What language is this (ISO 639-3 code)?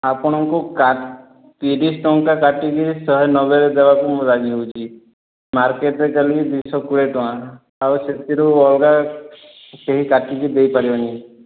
ori